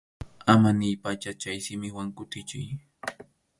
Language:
Arequipa-La Unión Quechua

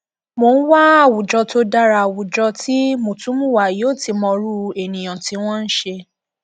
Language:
Yoruba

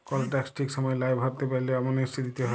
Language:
Bangla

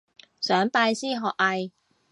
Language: Cantonese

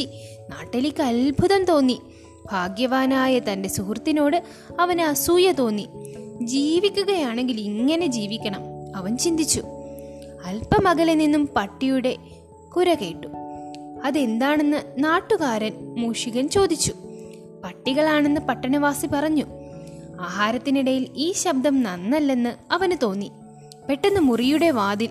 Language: Malayalam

